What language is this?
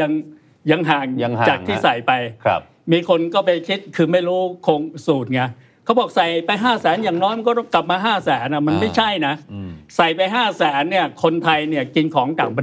Thai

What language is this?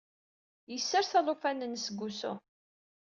Kabyle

